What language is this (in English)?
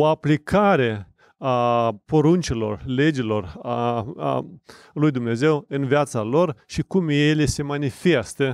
Romanian